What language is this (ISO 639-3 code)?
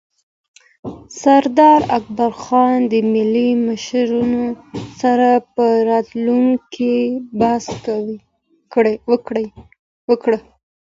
pus